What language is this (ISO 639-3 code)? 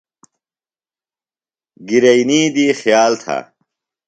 phl